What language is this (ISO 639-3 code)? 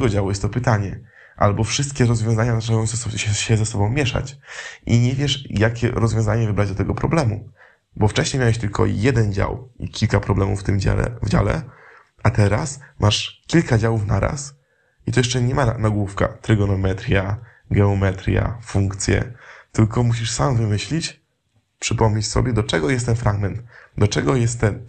pol